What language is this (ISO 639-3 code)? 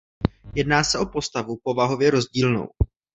ces